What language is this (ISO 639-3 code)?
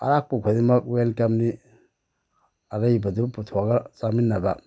mni